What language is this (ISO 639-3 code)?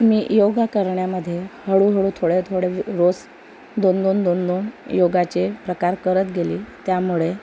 mar